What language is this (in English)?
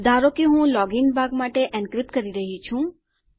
Gujarati